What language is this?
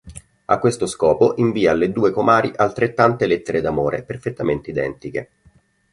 Italian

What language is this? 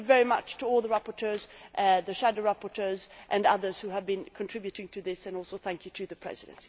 English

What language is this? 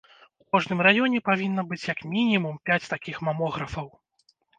Belarusian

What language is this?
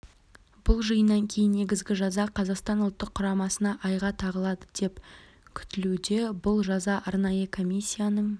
Kazakh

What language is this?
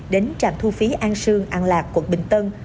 Vietnamese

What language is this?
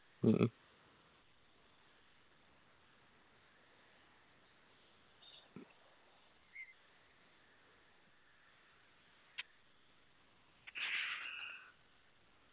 Malayalam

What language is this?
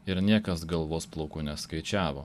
Lithuanian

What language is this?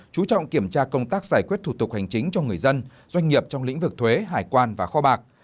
Vietnamese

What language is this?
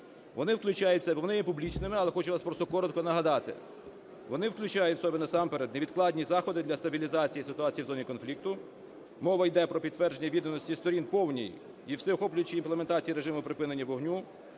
Ukrainian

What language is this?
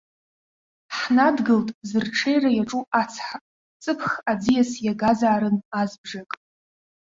Abkhazian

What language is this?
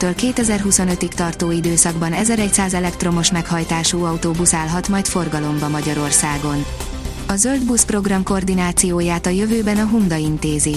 Hungarian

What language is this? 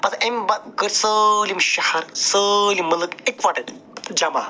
Kashmiri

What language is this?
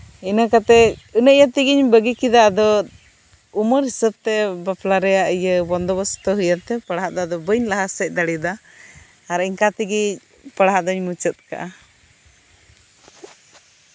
Santali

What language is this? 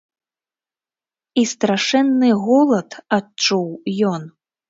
Belarusian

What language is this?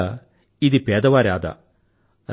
Telugu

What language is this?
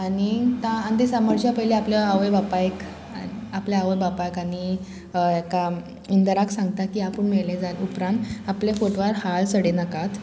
Konkani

